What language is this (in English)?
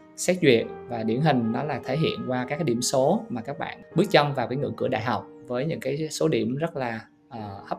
Vietnamese